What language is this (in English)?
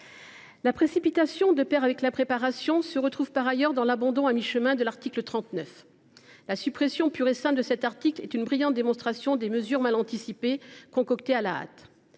French